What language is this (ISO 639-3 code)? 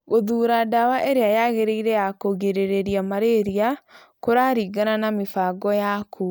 kik